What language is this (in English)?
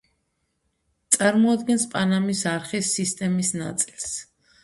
Georgian